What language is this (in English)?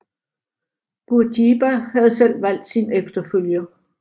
Danish